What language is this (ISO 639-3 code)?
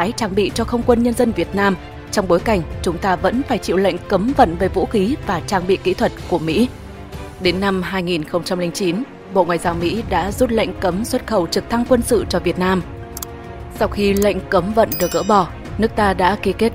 vie